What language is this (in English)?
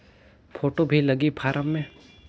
Chhattisgarhi